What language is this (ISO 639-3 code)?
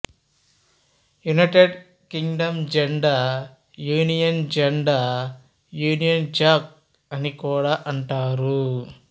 tel